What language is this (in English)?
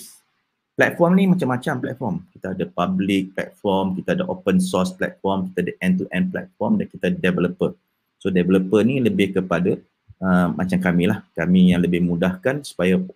Malay